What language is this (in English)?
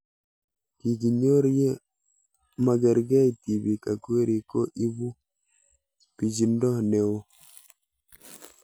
Kalenjin